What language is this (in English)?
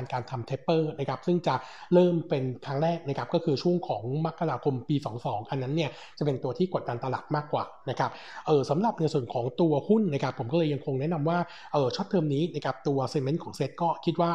Thai